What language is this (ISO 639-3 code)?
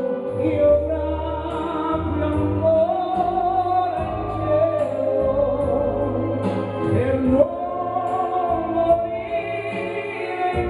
ita